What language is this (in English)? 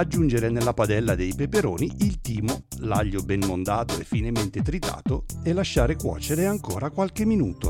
Italian